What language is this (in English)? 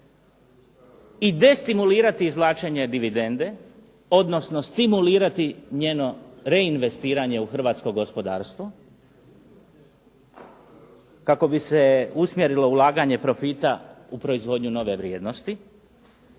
Croatian